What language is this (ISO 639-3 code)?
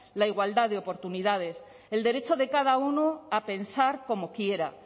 spa